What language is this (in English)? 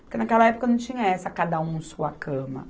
Portuguese